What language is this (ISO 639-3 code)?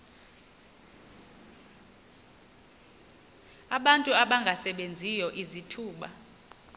xho